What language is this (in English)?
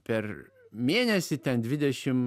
Lithuanian